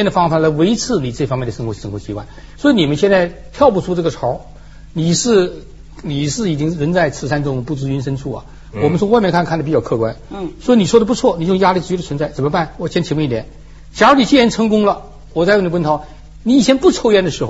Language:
Chinese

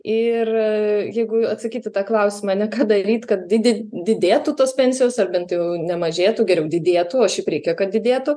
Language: Lithuanian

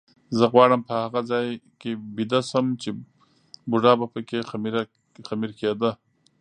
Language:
Pashto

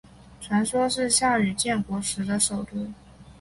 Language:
Chinese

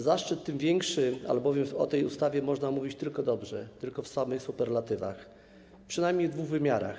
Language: Polish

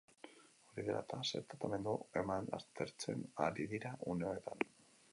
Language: Basque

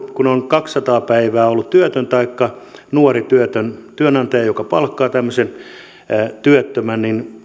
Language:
Finnish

